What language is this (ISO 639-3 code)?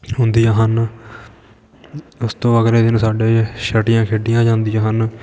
pan